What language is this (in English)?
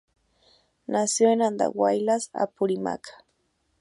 Spanish